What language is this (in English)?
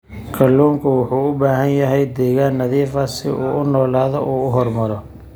Somali